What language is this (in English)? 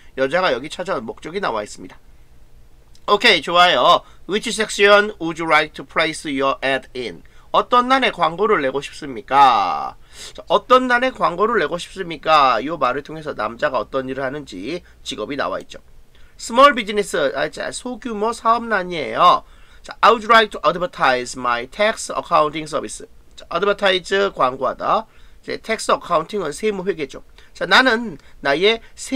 Korean